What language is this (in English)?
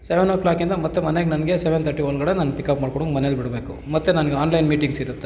Kannada